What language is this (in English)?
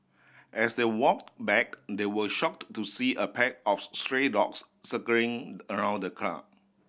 English